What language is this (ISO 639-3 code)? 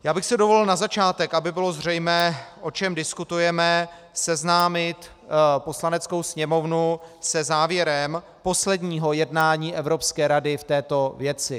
ces